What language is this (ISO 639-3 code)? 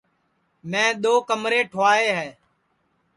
ssi